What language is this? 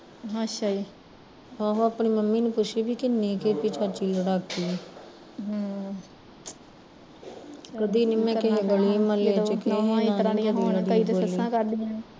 Punjabi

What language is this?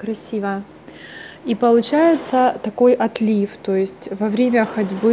Russian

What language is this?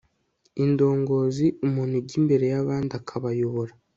Kinyarwanda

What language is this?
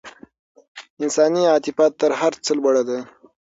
Pashto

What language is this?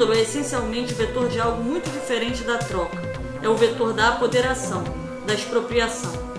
Portuguese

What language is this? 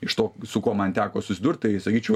Lithuanian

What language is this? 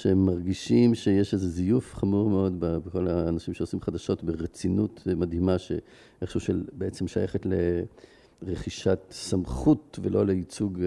Hebrew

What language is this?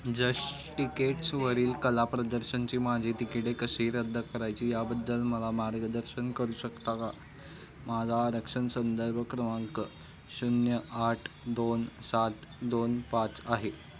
Marathi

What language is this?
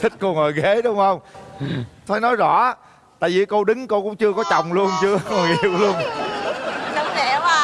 Vietnamese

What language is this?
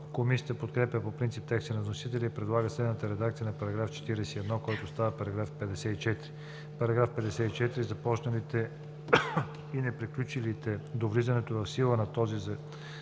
Bulgarian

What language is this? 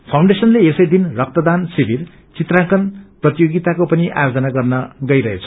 Nepali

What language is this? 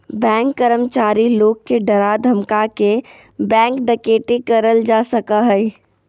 Magahi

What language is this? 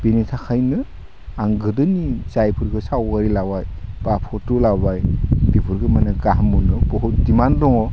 Bodo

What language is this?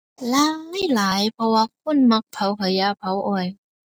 Thai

